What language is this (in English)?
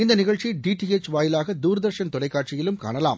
Tamil